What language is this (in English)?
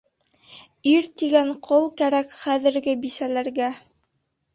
Bashkir